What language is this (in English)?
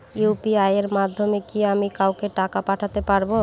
Bangla